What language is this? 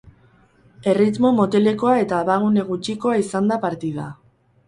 Basque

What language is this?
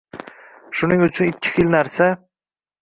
Uzbek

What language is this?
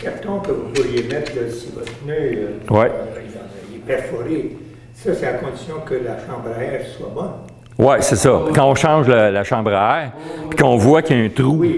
French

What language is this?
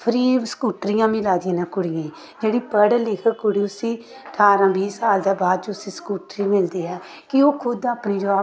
Dogri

